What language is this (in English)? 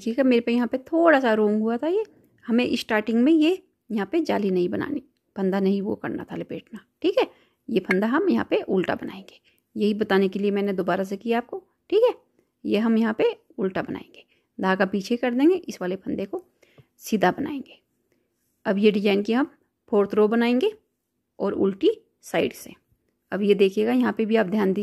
Hindi